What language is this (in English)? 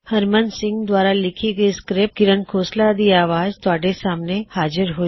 Punjabi